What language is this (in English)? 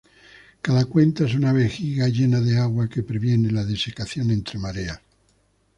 Spanish